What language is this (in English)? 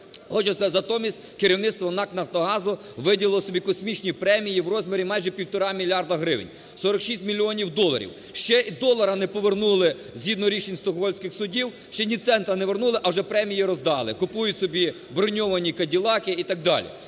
Ukrainian